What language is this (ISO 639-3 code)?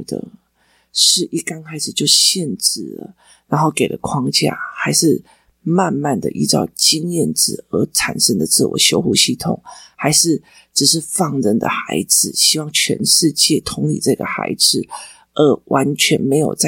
zho